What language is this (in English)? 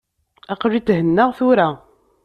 Kabyle